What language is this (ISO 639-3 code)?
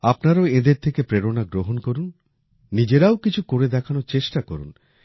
ben